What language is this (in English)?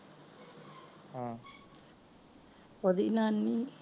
Punjabi